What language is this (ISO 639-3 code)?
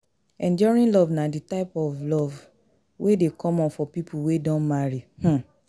pcm